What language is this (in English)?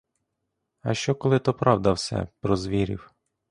Ukrainian